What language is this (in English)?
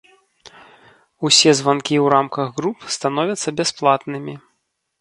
Belarusian